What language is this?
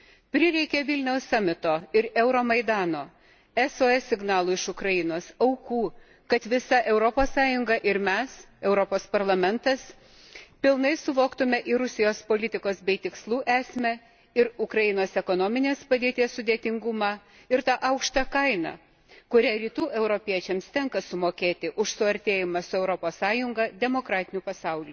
Lithuanian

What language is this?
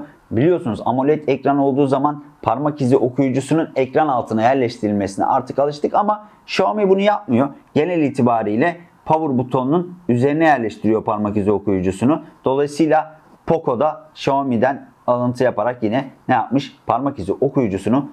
Turkish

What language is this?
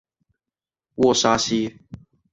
Chinese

